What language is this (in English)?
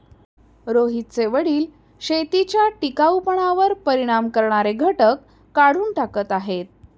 Marathi